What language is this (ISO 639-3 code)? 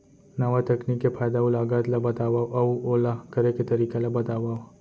hne